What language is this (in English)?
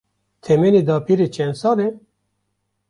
Kurdish